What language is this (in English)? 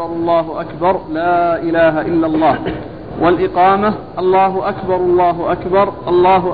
Arabic